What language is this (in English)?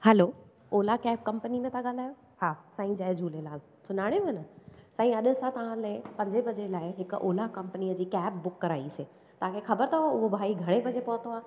Sindhi